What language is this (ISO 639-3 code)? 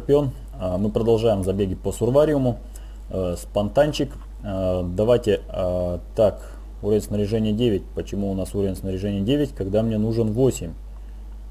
rus